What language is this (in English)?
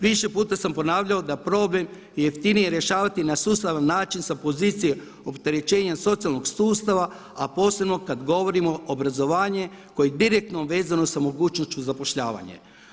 Croatian